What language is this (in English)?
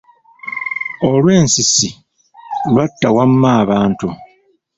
Ganda